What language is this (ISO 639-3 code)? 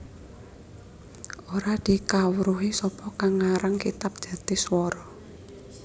jav